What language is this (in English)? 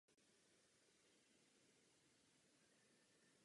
Czech